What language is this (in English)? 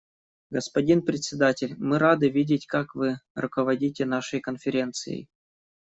Russian